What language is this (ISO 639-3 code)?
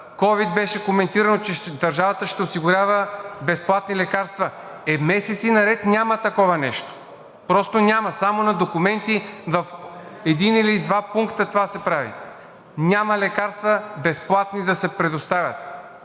bul